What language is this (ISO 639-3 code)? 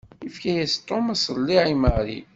kab